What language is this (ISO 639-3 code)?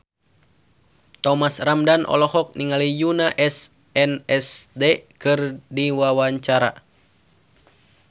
sun